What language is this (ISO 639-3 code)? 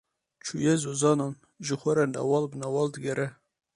kur